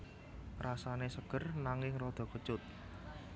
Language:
Javanese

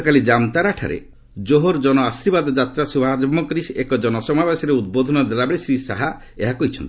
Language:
Odia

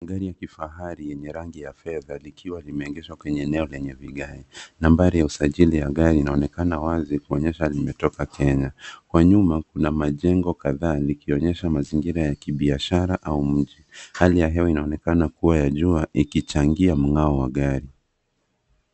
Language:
Swahili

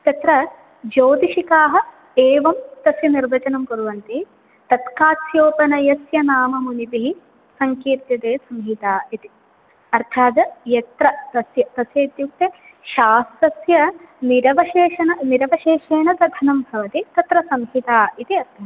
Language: Sanskrit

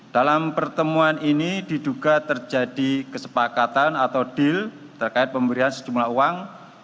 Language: Indonesian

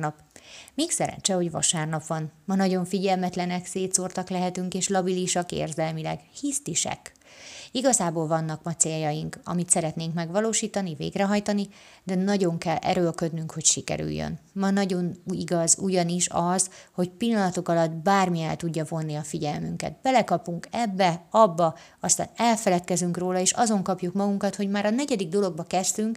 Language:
Hungarian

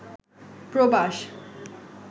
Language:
Bangla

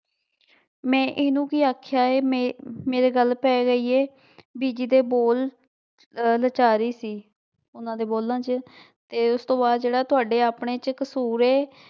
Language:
Punjabi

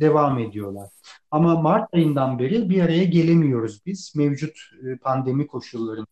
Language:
Turkish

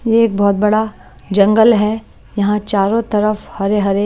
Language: Hindi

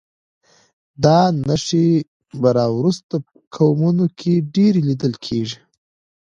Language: Pashto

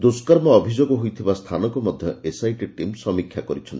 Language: Odia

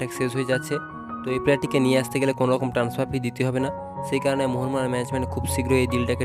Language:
Hindi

